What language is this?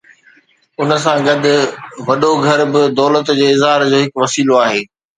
Sindhi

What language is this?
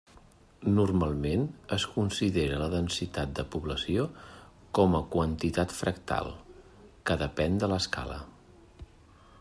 Catalan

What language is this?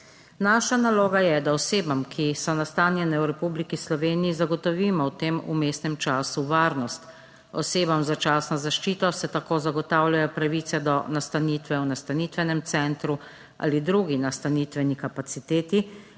Slovenian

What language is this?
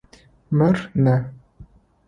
Adyghe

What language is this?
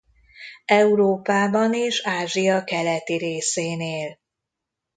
Hungarian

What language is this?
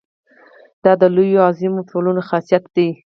Pashto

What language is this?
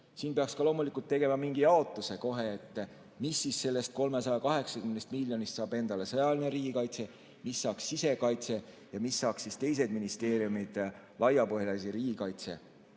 Estonian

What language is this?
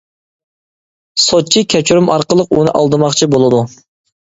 Uyghur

